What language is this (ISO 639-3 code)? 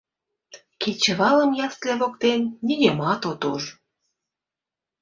chm